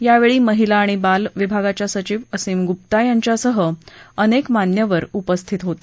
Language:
Marathi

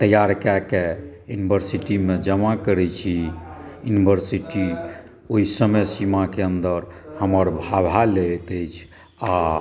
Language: Maithili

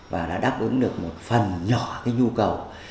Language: Vietnamese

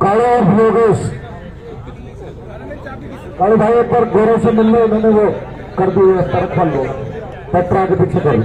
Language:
Hindi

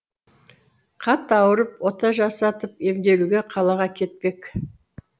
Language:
Kazakh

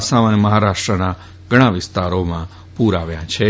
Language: Gujarati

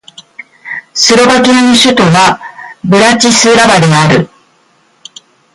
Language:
Japanese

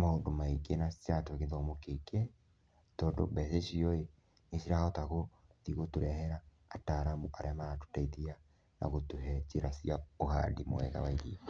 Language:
Kikuyu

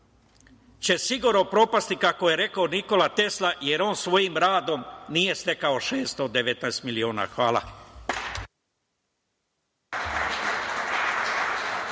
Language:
Serbian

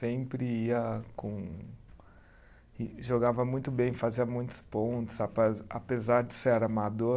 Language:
Portuguese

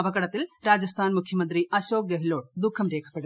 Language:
Malayalam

